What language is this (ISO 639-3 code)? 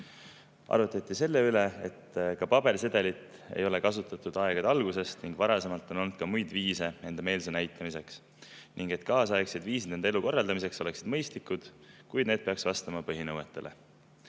est